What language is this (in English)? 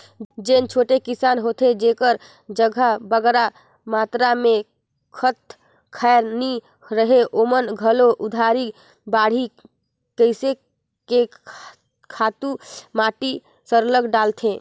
Chhattisgarhi